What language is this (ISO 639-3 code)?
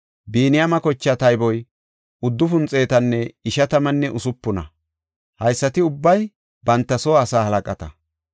gof